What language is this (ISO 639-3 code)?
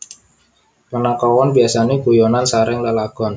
jav